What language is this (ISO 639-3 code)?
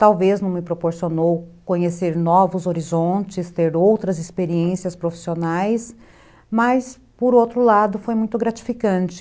por